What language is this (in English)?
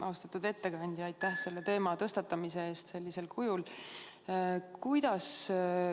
Estonian